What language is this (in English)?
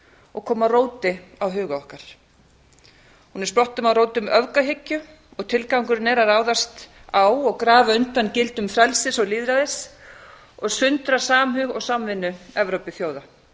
Icelandic